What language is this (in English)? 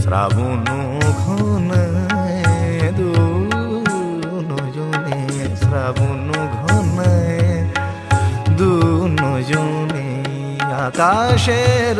Bangla